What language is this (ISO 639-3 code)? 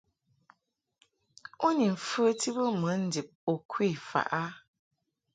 mhk